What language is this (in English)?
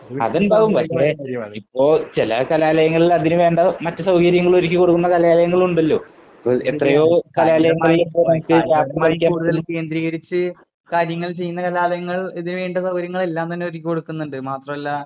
Malayalam